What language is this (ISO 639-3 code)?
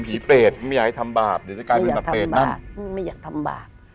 tha